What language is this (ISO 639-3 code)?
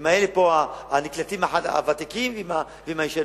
heb